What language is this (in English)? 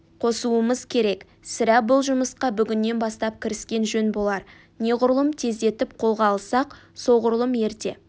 Kazakh